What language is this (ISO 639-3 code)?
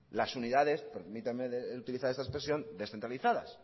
spa